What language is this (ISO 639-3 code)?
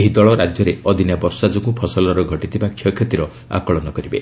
ori